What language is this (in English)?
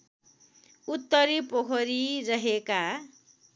Nepali